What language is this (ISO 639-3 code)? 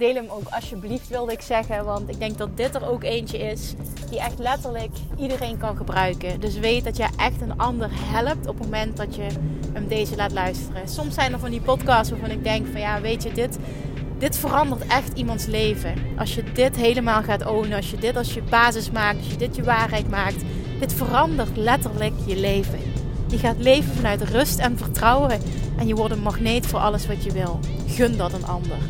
nld